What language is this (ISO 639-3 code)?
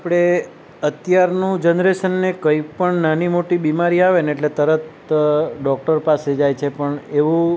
guj